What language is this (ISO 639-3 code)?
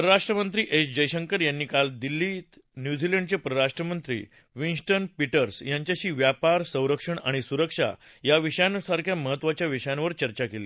mar